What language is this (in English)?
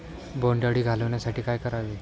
Marathi